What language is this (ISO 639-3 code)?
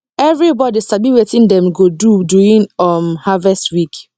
pcm